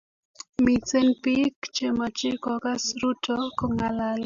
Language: Kalenjin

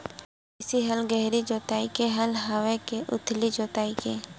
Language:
Chhattisgarhi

